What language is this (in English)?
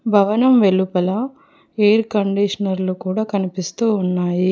Telugu